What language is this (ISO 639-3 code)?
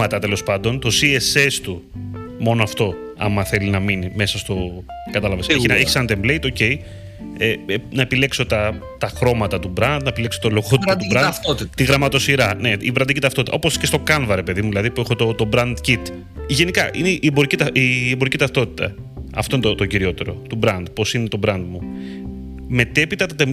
ell